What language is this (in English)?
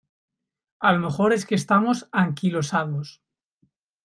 Spanish